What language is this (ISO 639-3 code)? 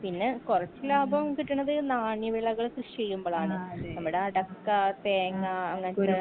mal